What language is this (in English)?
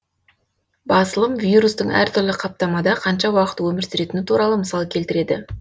Kazakh